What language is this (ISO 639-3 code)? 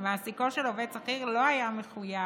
heb